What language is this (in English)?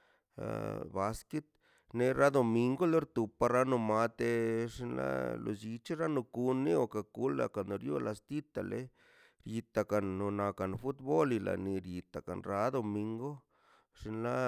Mazaltepec Zapotec